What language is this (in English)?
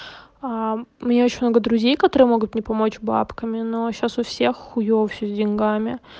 Russian